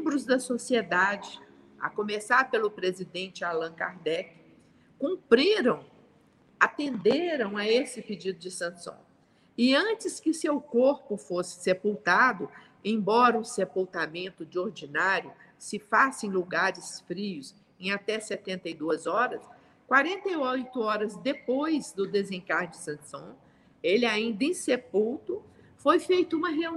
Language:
Portuguese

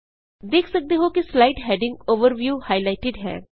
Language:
Punjabi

